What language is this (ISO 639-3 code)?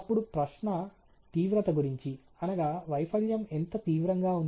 tel